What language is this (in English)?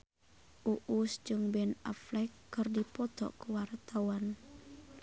Sundanese